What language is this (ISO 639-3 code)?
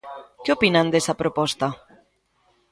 glg